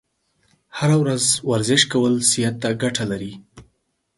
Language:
Pashto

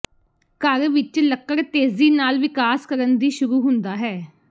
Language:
Punjabi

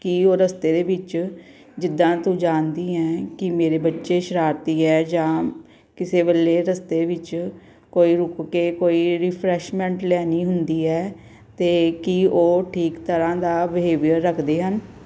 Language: Punjabi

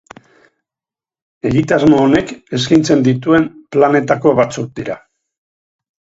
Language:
Basque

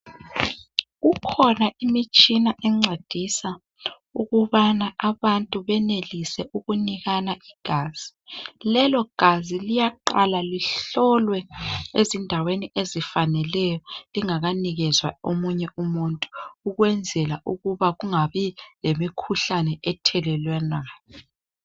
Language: North Ndebele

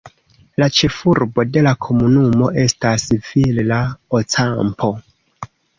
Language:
Esperanto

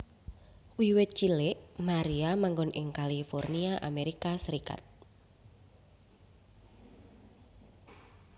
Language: Javanese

